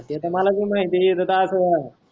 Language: Marathi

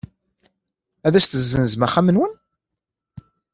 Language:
Kabyle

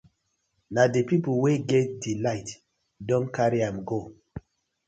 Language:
Nigerian Pidgin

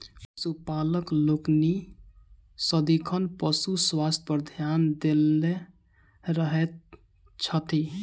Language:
Maithili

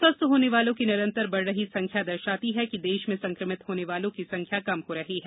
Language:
Hindi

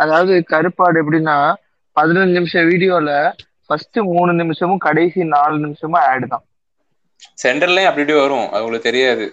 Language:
Tamil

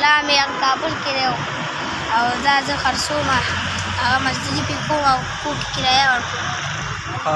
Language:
Pashto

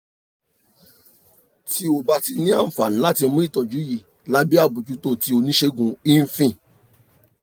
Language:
Yoruba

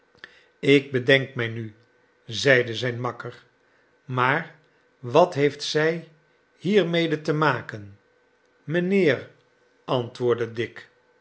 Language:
Dutch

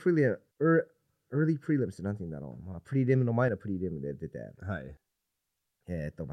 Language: Japanese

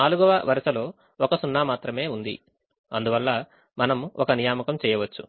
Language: Telugu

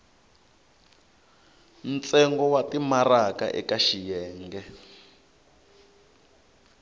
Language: Tsonga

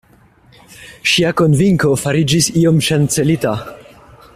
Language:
Esperanto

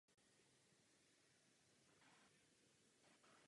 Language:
Czech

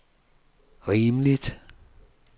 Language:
Danish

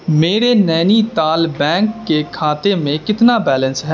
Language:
Urdu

